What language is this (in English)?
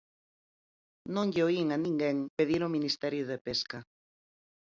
Galician